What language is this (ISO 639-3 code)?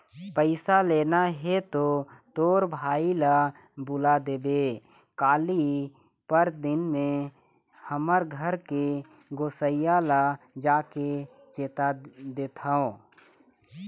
hne